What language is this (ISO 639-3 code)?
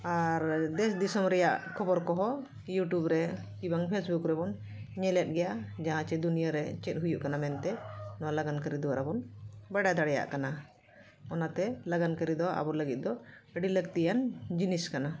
sat